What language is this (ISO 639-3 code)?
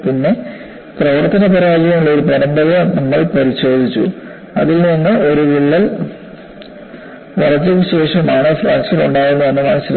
mal